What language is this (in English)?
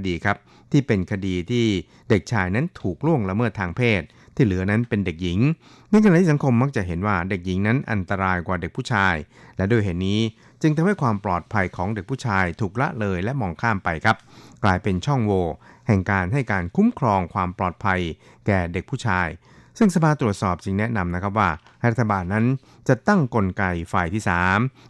Thai